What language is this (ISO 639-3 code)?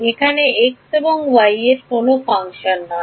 ben